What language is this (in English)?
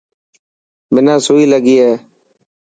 Dhatki